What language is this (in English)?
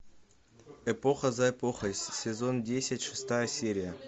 Russian